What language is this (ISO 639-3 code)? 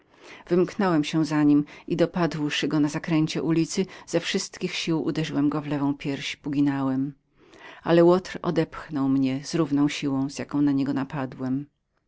pol